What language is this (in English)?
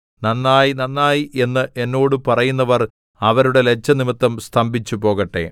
Malayalam